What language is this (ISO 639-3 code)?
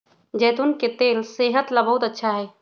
mag